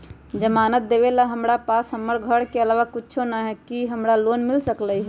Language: Magahi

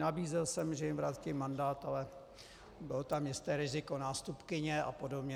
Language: Czech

